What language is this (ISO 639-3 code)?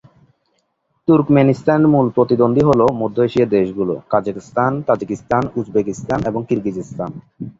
ben